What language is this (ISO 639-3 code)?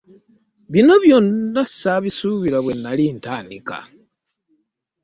lug